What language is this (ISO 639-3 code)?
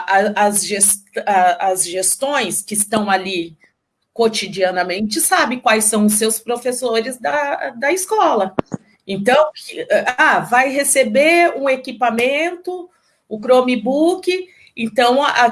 por